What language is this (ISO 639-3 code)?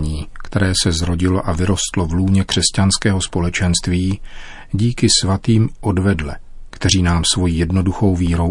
ces